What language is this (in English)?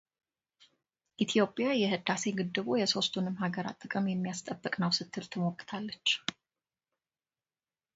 Amharic